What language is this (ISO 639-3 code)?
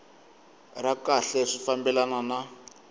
tso